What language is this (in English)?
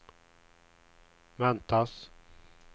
Swedish